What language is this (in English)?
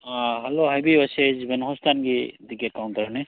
Manipuri